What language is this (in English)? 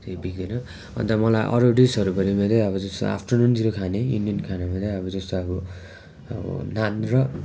Nepali